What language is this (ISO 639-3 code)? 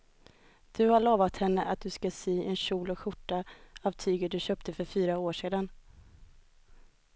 swe